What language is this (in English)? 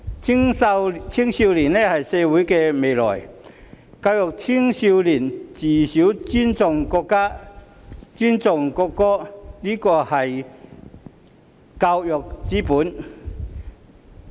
Cantonese